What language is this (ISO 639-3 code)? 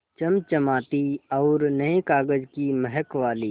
hin